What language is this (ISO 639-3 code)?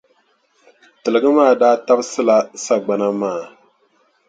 dag